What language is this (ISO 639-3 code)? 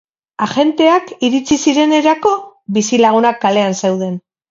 eus